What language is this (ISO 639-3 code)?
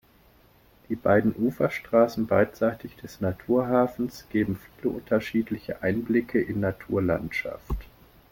deu